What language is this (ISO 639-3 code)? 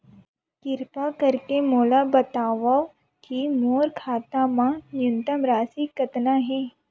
hne